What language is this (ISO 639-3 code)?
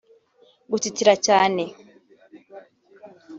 kin